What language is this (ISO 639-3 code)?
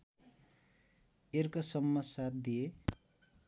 nep